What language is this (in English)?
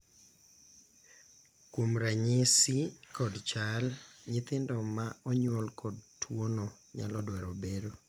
Luo (Kenya and Tanzania)